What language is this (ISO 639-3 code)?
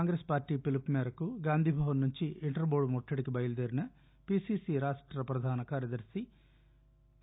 tel